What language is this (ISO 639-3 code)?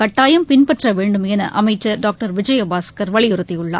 tam